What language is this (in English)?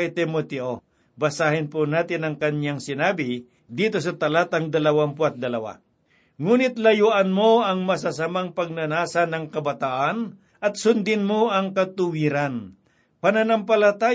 Filipino